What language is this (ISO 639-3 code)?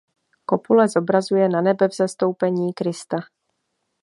ces